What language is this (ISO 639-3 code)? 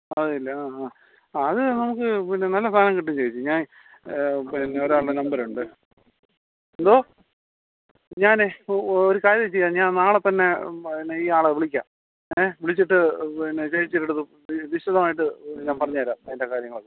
mal